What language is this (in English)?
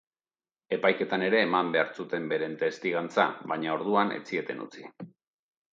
Basque